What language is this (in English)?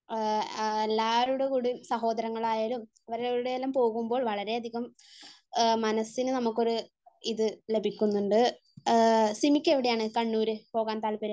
Malayalam